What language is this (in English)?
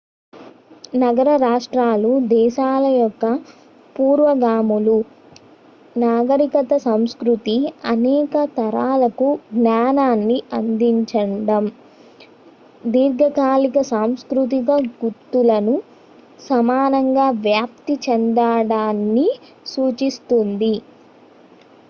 Telugu